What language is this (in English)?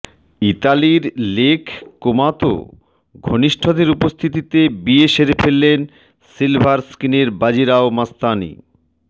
Bangla